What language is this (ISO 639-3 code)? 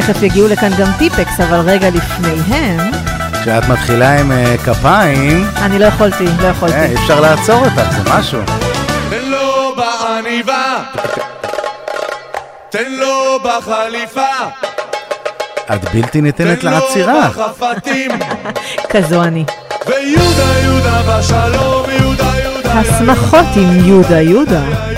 heb